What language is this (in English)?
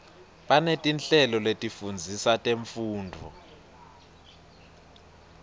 Swati